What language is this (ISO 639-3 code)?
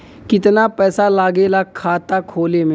bho